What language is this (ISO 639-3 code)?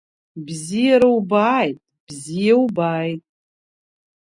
abk